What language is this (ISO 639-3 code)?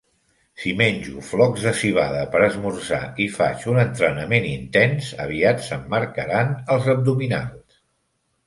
cat